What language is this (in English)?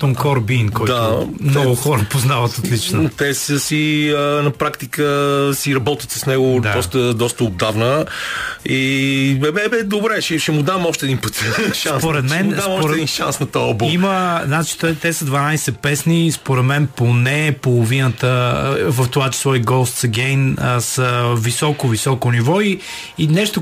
Bulgarian